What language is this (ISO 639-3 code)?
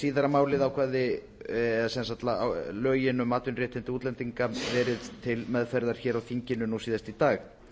isl